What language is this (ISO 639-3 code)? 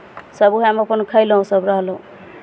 mai